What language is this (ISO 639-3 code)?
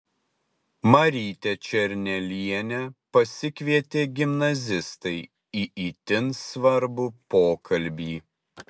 lit